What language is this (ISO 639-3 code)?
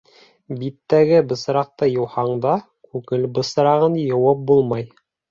bak